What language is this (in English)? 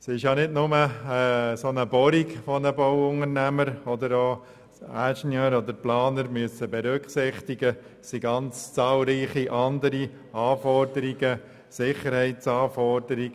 Swiss German